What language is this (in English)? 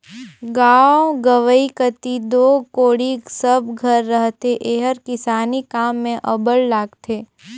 Chhattisgarhi